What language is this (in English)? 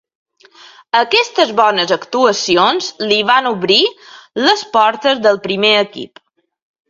Catalan